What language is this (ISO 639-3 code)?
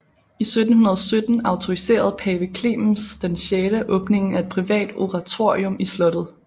dan